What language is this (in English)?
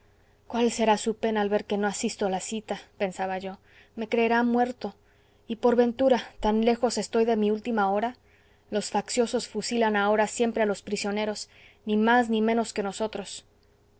Spanish